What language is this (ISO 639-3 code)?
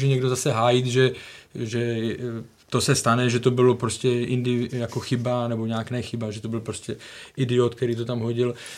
ces